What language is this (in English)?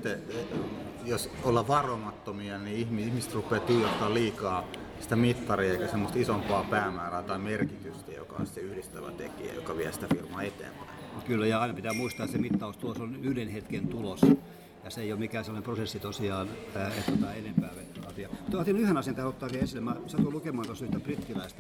Finnish